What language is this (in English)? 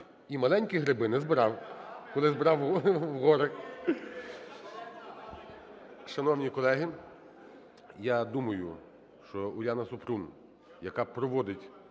Ukrainian